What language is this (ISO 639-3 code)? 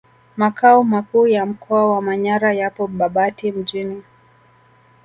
swa